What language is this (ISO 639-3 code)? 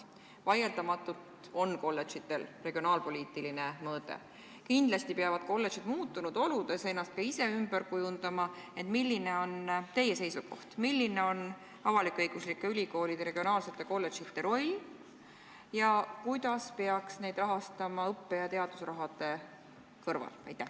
est